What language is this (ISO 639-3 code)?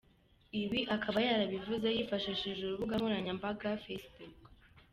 kin